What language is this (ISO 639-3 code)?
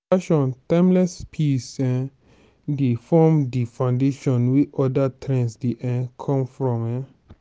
pcm